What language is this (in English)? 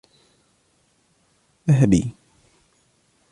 Arabic